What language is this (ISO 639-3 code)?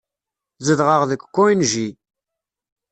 kab